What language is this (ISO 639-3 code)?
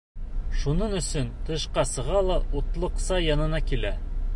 bak